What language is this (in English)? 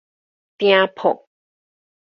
Min Nan Chinese